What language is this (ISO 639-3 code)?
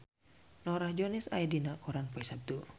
sun